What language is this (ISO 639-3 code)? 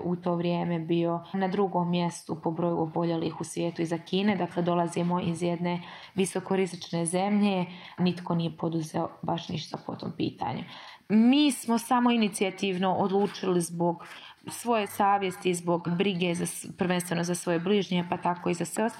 hrv